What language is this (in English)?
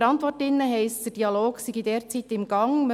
Swiss German